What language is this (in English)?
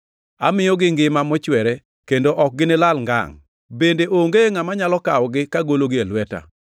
Luo (Kenya and Tanzania)